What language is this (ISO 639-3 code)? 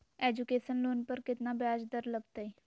mag